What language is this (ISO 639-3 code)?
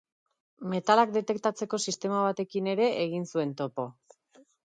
eus